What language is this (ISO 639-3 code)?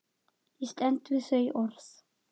isl